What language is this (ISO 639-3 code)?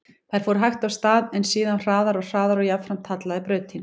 isl